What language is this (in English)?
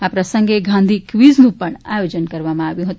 Gujarati